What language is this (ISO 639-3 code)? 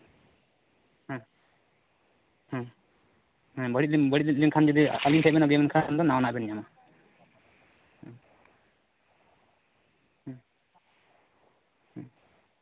sat